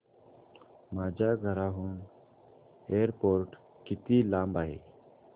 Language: Marathi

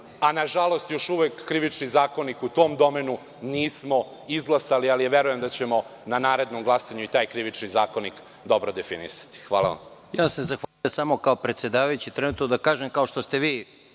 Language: Serbian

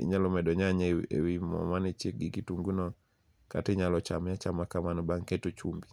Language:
Luo (Kenya and Tanzania)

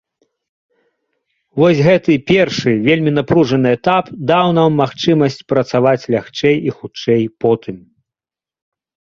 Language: Belarusian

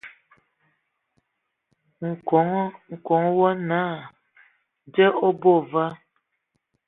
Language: Ewondo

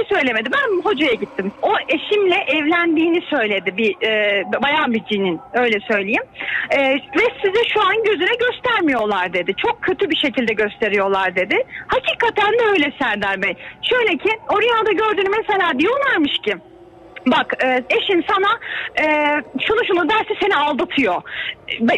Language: Turkish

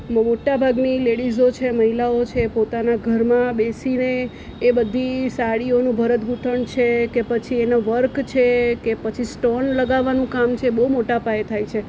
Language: Gujarati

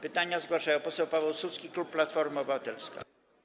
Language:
Polish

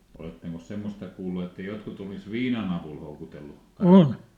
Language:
Finnish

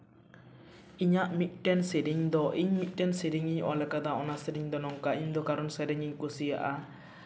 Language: Santali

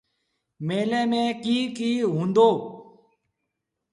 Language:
Sindhi Bhil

